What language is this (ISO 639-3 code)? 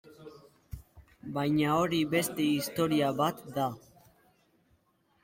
eus